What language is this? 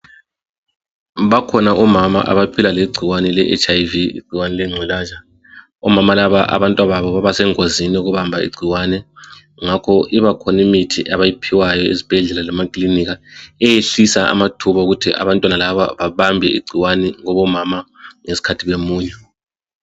North Ndebele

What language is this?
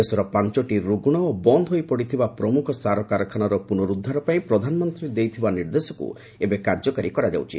Odia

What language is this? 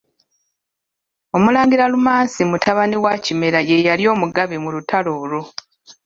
Ganda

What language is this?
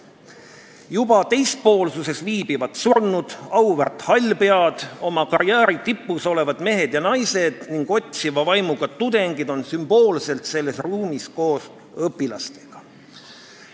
Estonian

